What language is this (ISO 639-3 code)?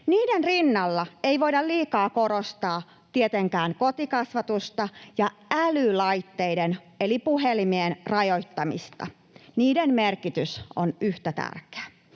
fin